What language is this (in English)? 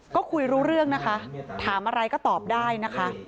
Thai